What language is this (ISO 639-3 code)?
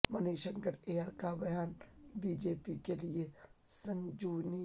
urd